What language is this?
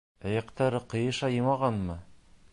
Bashkir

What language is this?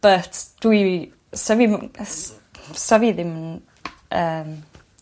Welsh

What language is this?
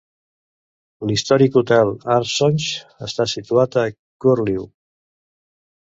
Catalan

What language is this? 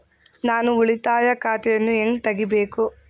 Kannada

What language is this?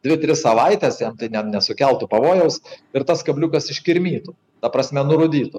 Lithuanian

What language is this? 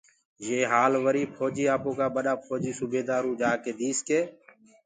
Gurgula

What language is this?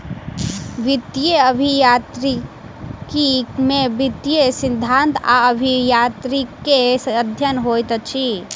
Maithili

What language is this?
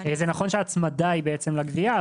Hebrew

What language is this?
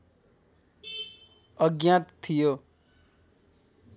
Nepali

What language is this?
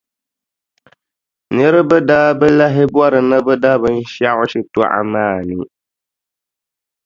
Dagbani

